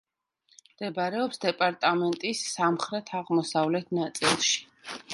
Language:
Georgian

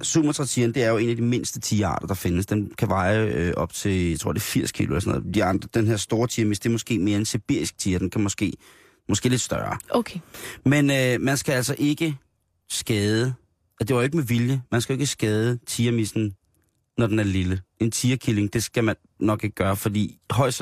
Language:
Danish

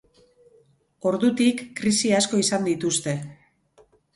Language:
Basque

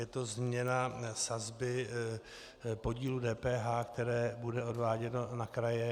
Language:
Czech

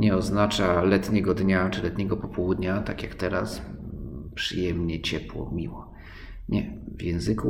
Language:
Polish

